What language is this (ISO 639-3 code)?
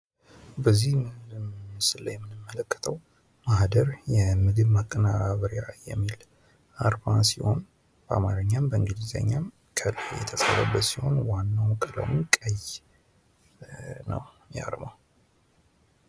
amh